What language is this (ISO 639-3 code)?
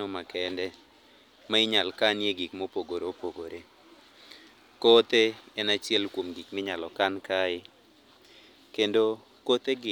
luo